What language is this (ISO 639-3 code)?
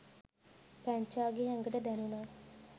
sin